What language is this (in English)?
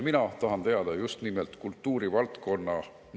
Estonian